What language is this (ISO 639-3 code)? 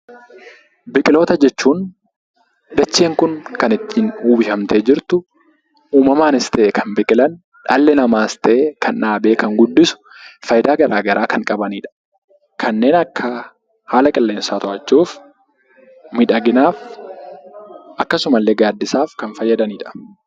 orm